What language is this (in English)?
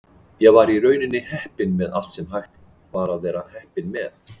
Icelandic